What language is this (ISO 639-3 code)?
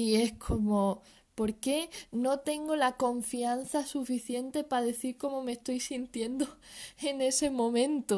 spa